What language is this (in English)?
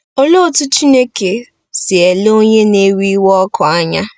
Igbo